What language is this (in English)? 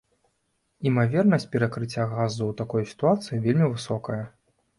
Belarusian